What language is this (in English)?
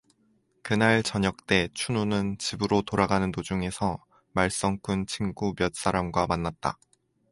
Korean